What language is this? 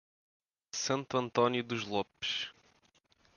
Portuguese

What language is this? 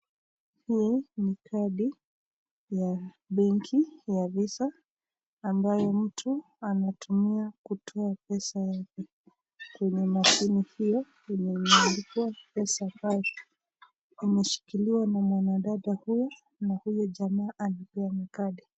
Swahili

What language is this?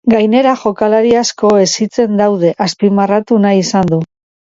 Basque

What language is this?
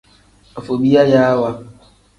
Tem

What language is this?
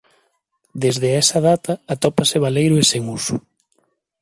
Galician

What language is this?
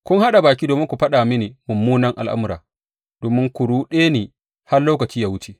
Hausa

